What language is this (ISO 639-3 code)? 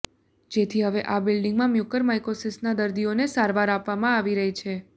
guj